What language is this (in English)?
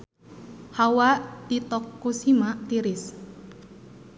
Sundanese